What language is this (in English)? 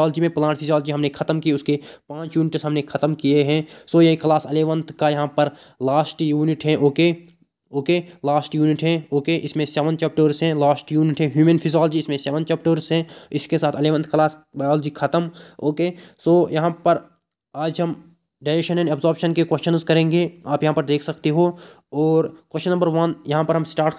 Hindi